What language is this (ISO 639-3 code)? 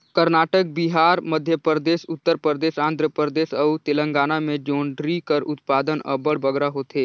hne